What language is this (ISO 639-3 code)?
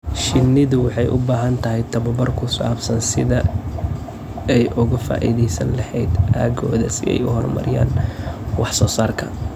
som